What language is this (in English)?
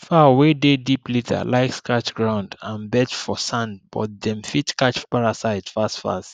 Nigerian Pidgin